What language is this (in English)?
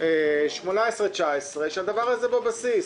Hebrew